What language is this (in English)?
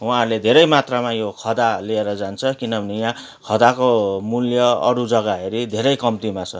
Nepali